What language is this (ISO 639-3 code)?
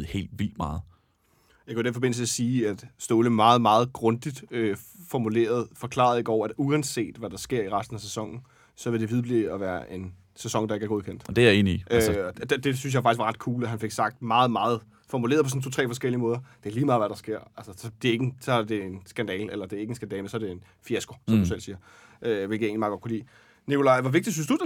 dan